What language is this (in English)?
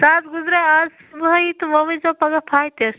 Kashmiri